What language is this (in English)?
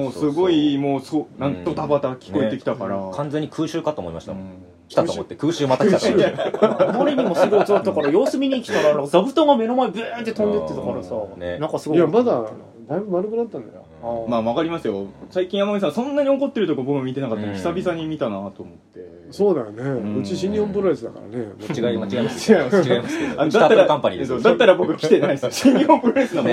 Japanese